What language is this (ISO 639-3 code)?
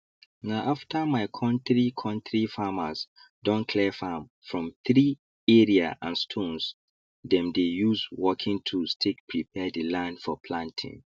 pcm